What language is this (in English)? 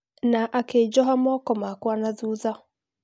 Kikuyu